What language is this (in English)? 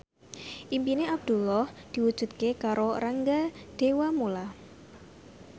Javanese